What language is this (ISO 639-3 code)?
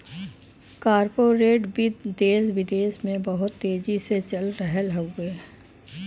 bho